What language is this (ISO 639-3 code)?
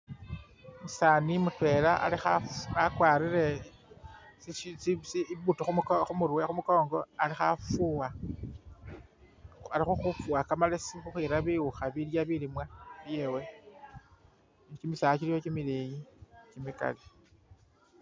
myx